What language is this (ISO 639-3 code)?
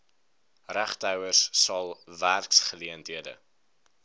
afr